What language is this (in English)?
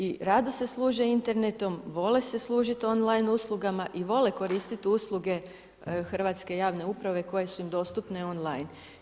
Croatian